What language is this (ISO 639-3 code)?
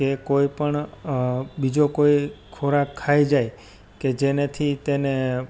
guj